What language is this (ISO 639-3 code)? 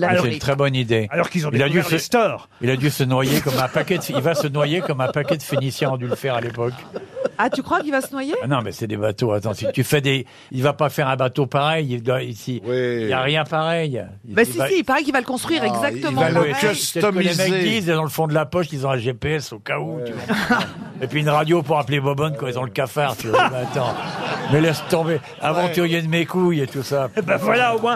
fra